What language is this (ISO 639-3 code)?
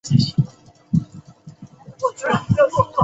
zho